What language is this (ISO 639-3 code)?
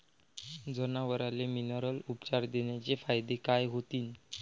mar